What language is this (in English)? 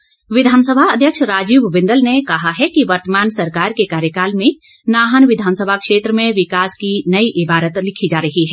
Hindi